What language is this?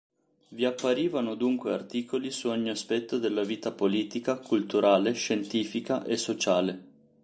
Italian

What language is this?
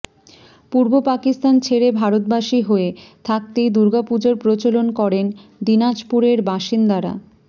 Bangla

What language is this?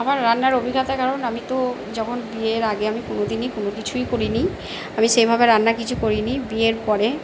Bangla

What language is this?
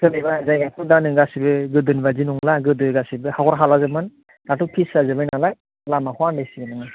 Bodo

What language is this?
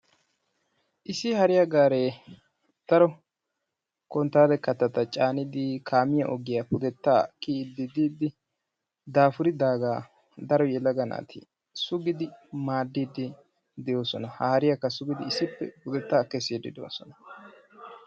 Wolaytta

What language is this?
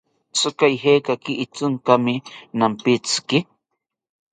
South Ucayali Ashéninka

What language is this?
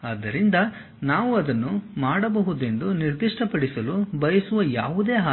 Kannada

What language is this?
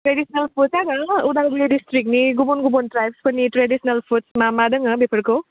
Bodo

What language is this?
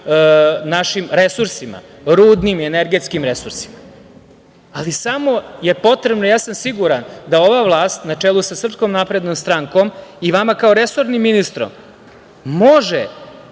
Serbian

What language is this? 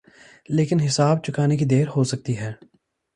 Urdu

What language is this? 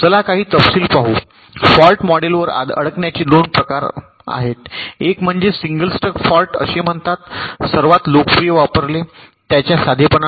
Marathi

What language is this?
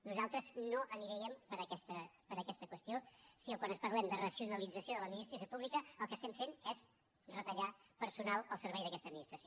Catalan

